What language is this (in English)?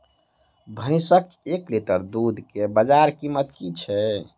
Maithili